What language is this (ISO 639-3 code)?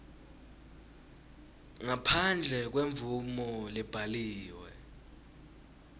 ssw